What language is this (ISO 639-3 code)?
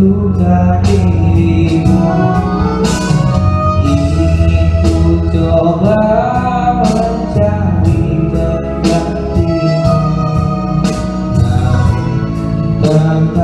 ind